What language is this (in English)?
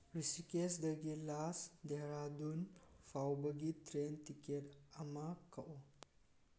Manipuri